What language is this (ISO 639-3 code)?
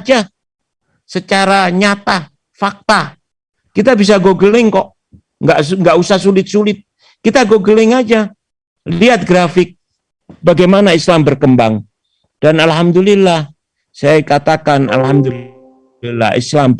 ind